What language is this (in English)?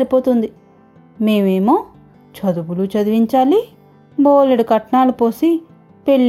Telugu